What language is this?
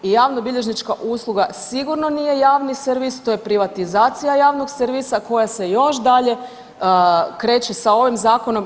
Croatian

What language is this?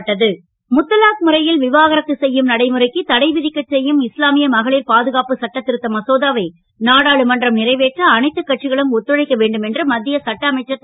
Tamil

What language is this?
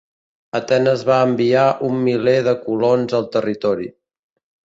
Catalan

